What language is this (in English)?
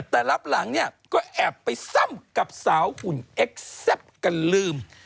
Thai